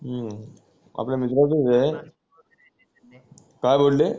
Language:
Marathi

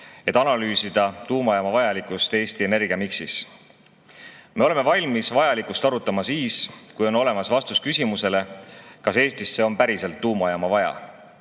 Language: Estonian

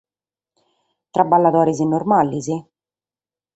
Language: Sardinian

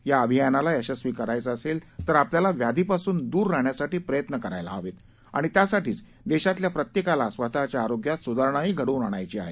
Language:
Marathi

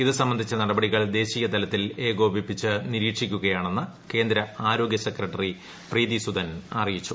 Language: Malayalam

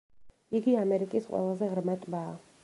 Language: Georgian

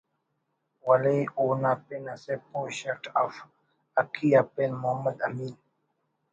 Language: Brahui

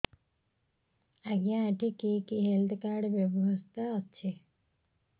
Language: Odia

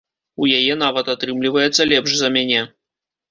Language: Belarusian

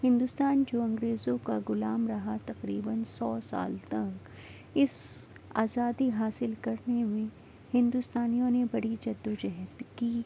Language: Urdu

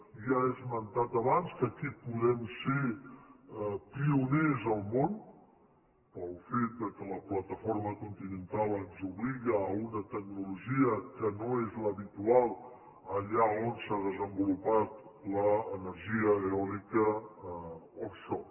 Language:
Catalan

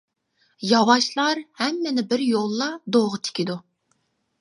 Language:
Uyghur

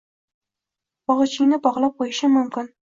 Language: Uzbek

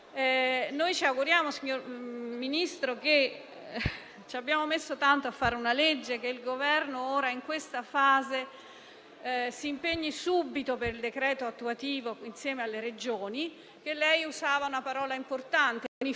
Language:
Italian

